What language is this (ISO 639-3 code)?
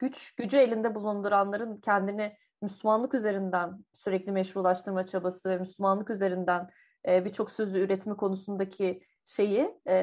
tur